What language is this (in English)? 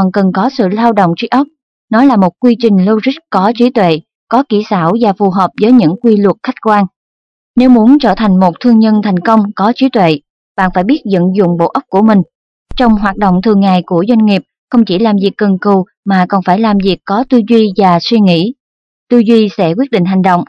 Vietnamese